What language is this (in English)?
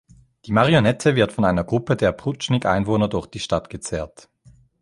German